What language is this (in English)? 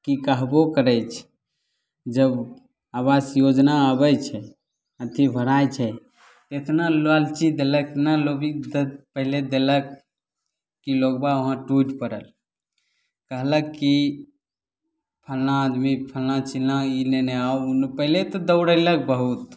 Maithili